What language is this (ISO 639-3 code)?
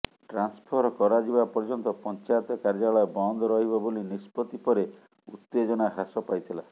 ori